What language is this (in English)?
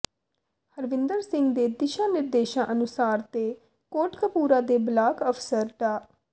Punjabi